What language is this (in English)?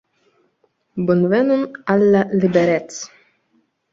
Esperanto